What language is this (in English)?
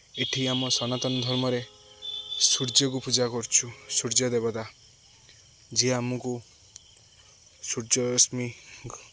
Odia